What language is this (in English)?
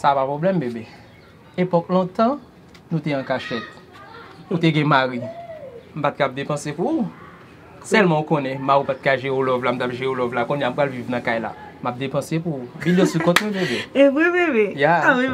French